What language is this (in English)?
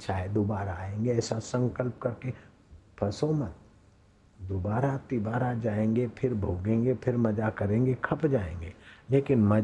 Hindi